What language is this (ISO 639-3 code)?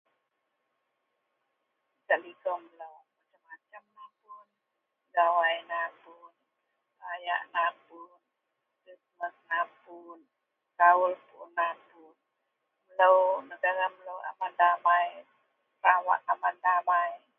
mel